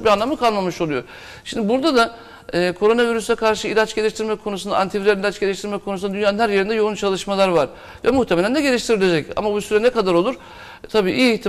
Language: Turkish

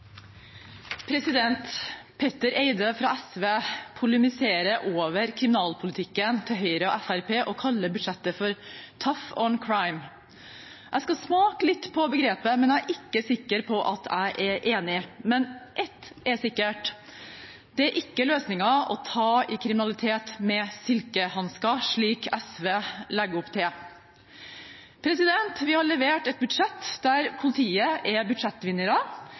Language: Norwegian Bokmål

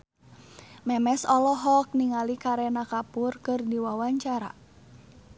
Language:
Sundanese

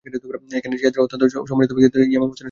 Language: Bangla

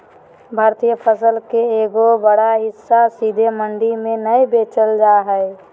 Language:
Magahi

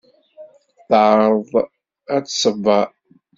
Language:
Kabyle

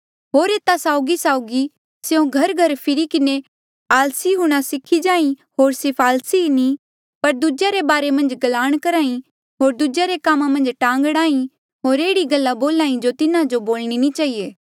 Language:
Mandeali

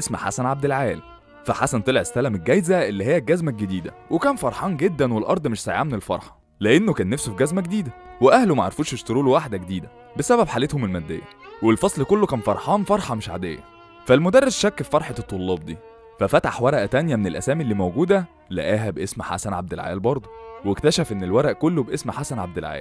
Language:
Arabic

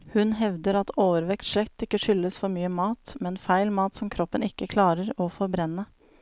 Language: Norwegian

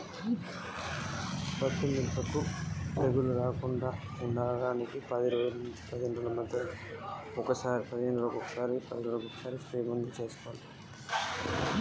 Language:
Telugu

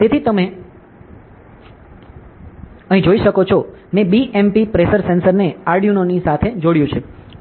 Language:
Gujarati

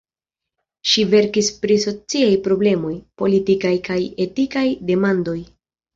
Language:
Esperanto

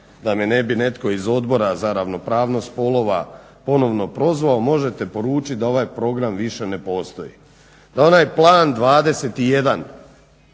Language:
Croatian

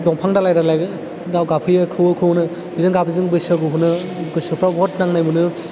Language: Bodo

